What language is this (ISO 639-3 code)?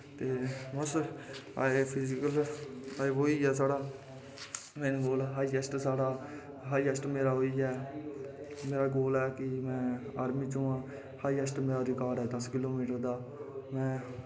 doi